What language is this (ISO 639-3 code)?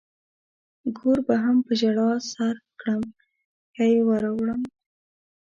pus